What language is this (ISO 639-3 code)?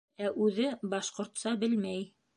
bak